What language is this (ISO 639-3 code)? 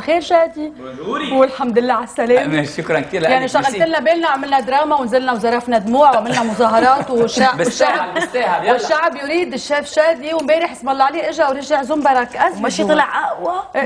ara